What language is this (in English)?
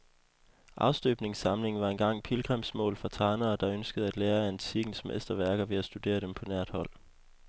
Danish